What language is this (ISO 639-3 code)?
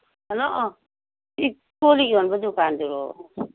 mni